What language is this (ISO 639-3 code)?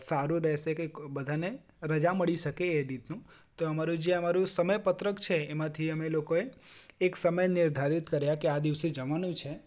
guj